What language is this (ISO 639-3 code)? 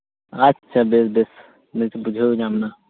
sat